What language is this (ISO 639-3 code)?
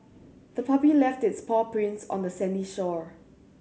eng